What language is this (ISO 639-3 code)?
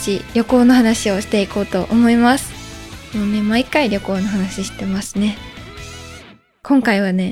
jpn